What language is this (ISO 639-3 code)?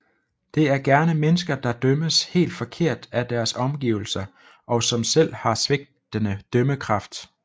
dan